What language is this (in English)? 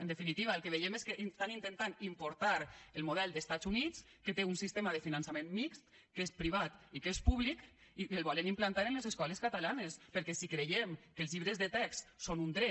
Catalan